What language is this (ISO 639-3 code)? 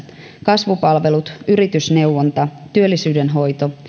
fin